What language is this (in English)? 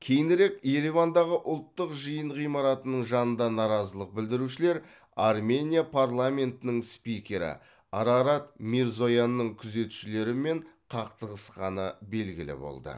Kazakh